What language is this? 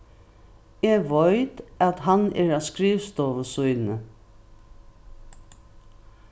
Faroese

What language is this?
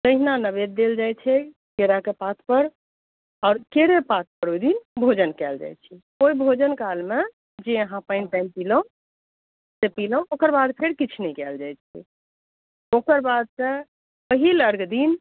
Maithili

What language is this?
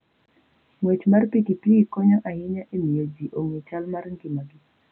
Luo (Kenya and Tanzania)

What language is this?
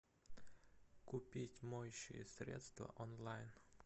Russian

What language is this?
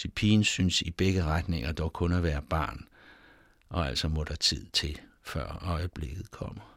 Danish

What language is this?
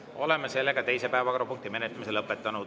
Estonian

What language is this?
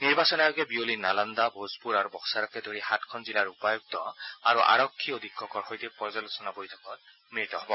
Assamese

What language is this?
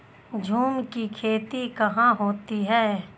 Hindi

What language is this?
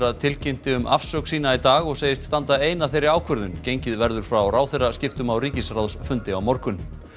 Icelandic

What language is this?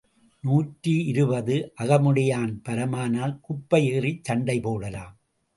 Tamil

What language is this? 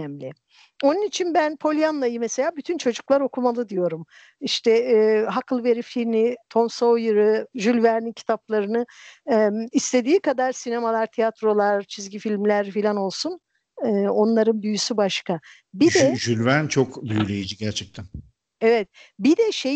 Turkish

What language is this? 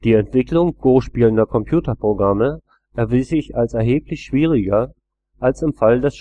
German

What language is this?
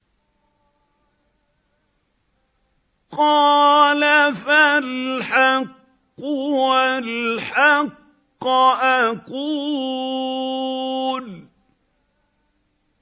Arabic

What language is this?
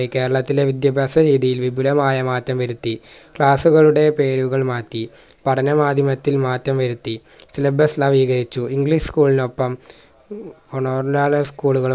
Malayalam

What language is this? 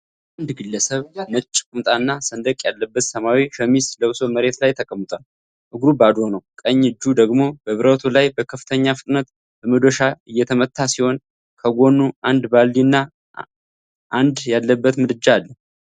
Amharic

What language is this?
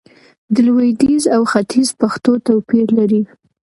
Pashto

